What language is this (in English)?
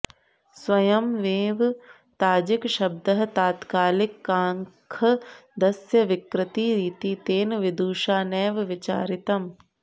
Sanskrit